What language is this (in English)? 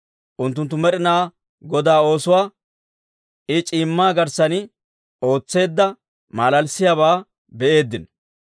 Dawro